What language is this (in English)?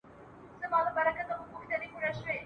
Pashto